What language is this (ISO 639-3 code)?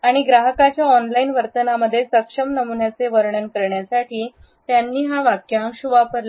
mar